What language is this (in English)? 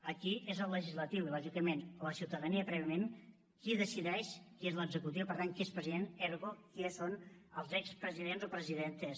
Catalan